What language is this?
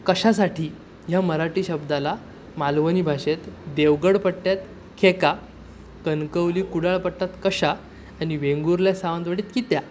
Marathi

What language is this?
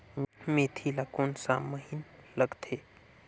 Chhattisgarhi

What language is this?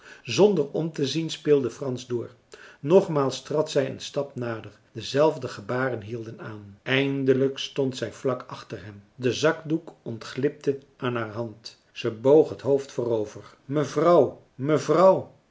Dutch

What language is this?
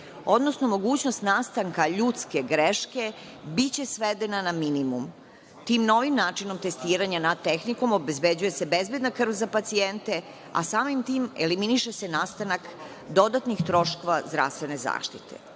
Serbian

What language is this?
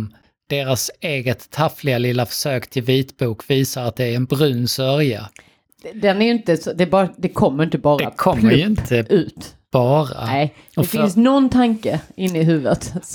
Swedish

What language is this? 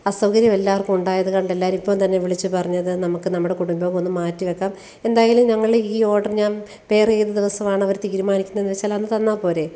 Malayalam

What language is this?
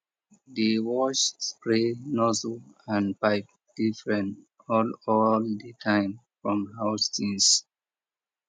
Nigerian Pidgin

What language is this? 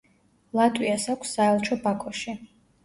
Georgian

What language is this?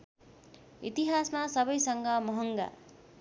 Nepali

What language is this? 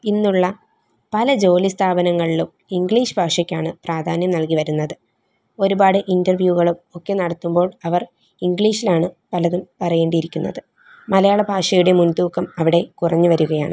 Malayalam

